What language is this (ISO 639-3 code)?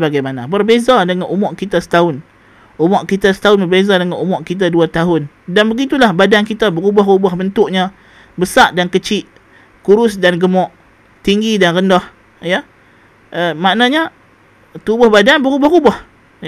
msa